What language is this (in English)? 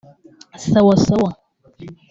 Kinyarwanda